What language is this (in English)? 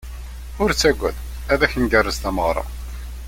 Kabyle